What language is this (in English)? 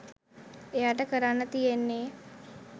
Sinhala